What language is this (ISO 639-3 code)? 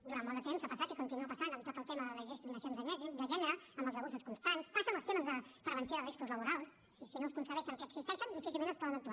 cat